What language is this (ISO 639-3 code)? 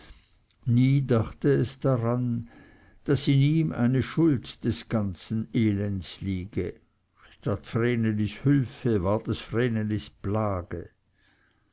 deu